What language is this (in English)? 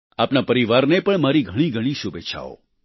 Gujarati